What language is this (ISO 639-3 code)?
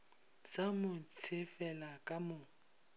nso